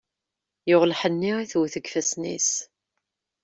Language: Kabyle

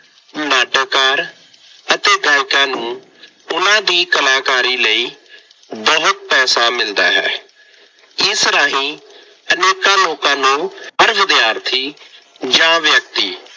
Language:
Punjabi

